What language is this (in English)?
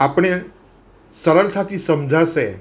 Gujarati